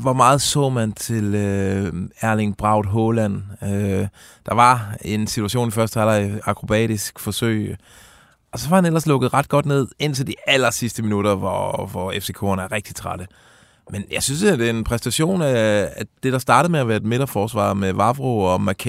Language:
Danish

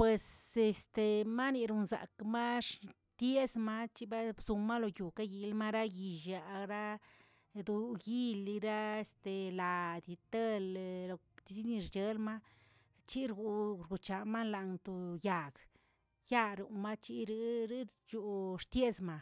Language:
Tilquiapan Zapotec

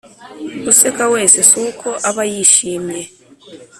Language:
Kinyarwanda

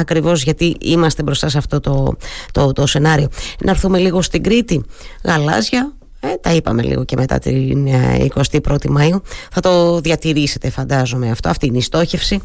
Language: Greek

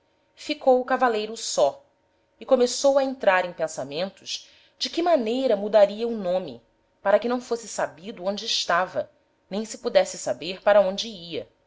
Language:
Portuguese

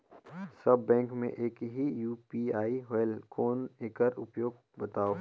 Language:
Chhattisgarhi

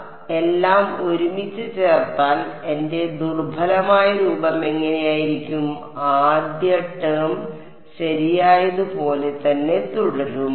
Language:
Malayalam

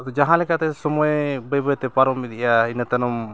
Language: Santali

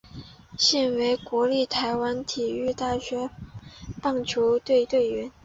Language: Chinese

